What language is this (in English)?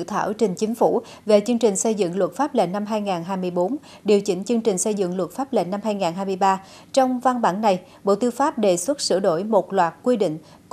Vietnamese